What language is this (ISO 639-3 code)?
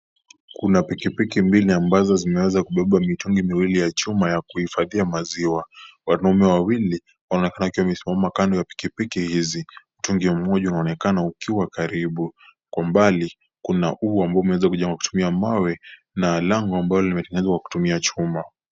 swa